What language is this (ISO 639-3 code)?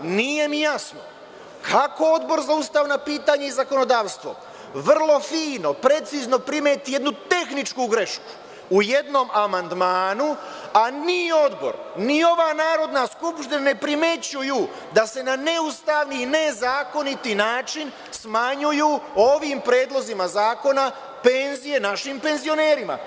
srp